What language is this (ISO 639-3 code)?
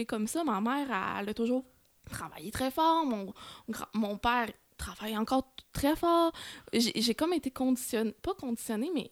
fra